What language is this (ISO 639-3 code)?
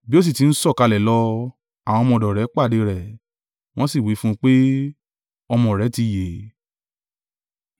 yor